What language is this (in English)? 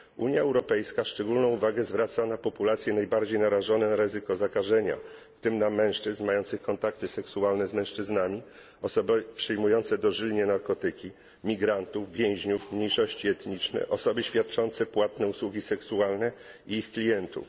Polish